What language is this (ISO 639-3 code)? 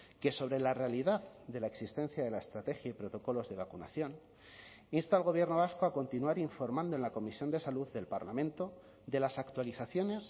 spa